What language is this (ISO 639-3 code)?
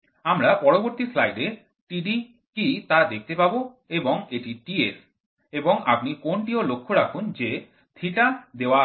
ben